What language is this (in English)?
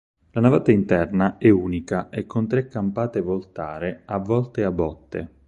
Italian